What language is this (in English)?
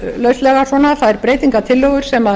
Icelandic